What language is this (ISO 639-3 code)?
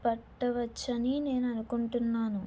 tel